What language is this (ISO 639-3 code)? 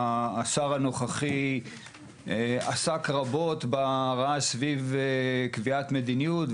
heb